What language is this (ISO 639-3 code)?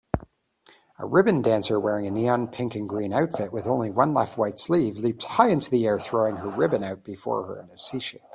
eng